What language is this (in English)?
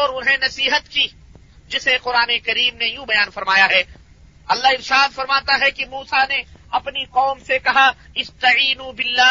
Urdu